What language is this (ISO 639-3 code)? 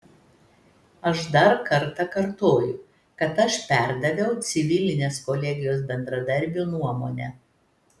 lit